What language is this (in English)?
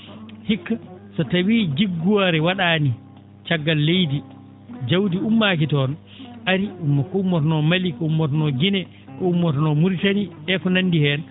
Fula